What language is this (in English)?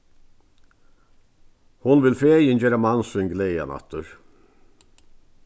Faroese